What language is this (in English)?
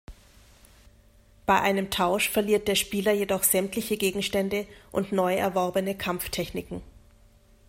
German